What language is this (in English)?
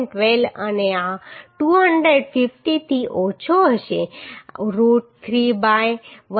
Gujarati